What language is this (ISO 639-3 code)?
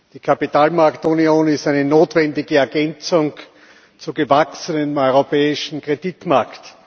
deu